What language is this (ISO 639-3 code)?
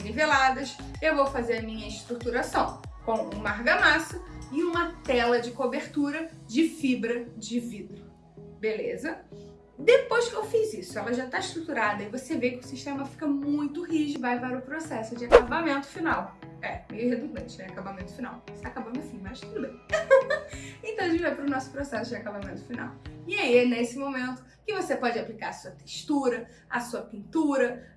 por